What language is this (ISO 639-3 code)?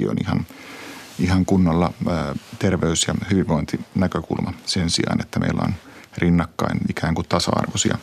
fin